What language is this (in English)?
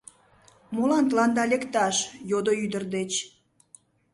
Mari